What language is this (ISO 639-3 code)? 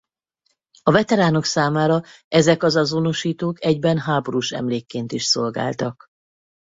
hun